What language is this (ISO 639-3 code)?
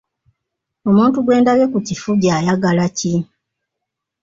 lug